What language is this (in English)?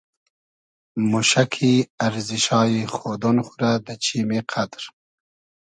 Hazaragi